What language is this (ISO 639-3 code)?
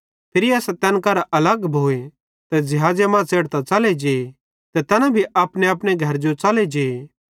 bhd